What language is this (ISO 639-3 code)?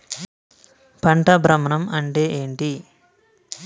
tel